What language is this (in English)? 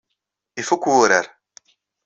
Kabyle